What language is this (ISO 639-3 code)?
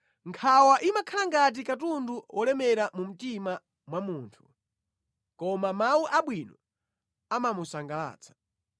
nya